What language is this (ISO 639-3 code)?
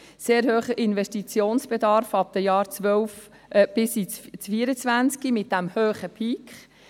gsw